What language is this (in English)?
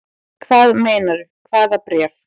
Icelandic